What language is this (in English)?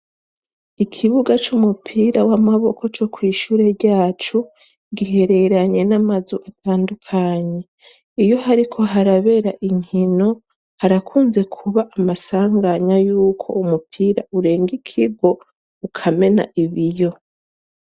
Rundi